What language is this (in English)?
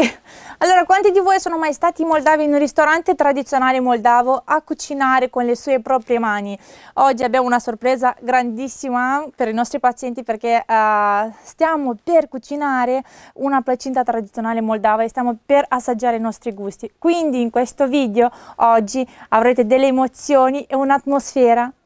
Italian